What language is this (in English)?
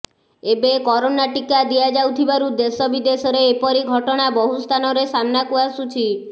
Odia